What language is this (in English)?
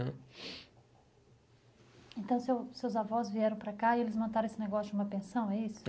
Portuguese